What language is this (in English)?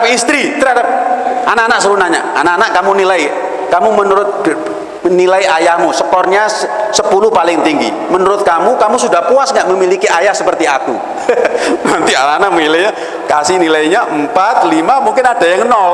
Indonesian